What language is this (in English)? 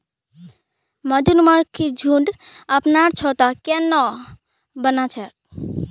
Magahi